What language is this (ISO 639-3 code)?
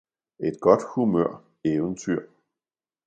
dan